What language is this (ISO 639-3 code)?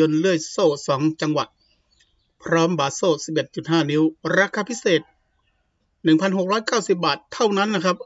tha